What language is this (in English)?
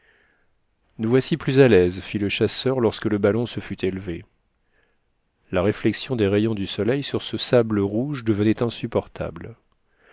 French